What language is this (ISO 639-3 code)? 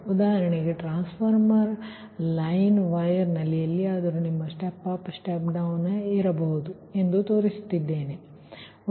kan